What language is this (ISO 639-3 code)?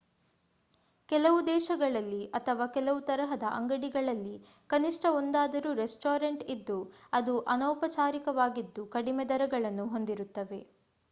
kan